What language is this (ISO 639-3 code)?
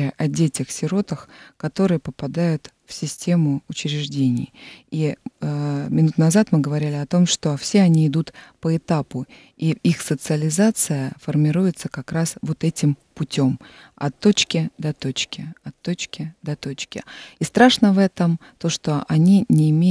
rus